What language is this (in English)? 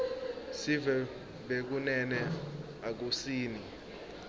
Swati